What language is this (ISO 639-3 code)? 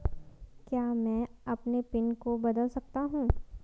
hin